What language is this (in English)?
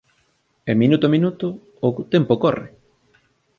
Galician